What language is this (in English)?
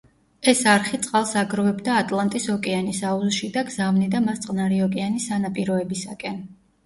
Georgian